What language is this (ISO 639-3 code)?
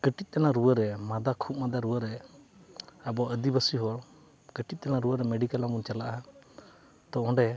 sat